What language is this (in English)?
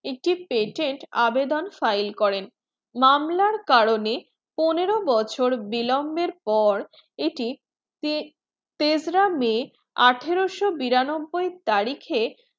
Bangla